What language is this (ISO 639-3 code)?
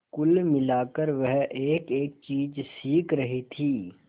hin